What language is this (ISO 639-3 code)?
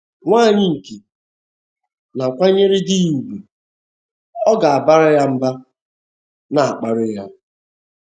ibo